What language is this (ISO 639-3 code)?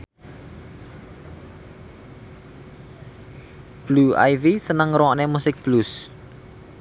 jav